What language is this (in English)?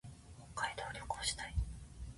Japanese